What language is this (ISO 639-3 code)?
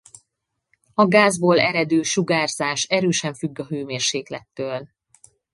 hun